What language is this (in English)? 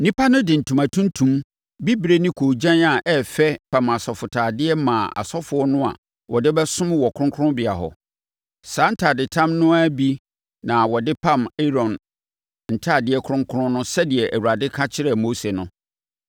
Akan